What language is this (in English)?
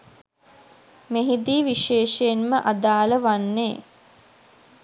Sinhala